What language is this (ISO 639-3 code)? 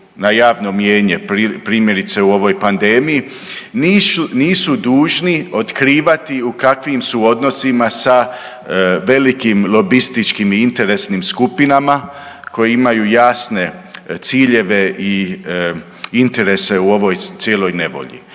hrv